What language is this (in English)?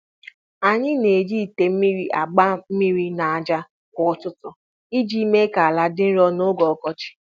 Igbo